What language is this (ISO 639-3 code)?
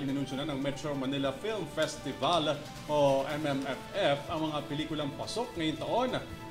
fil